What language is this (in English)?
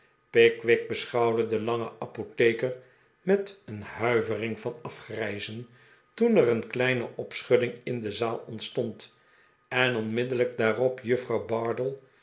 Dutch